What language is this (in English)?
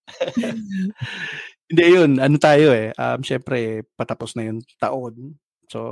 Filipino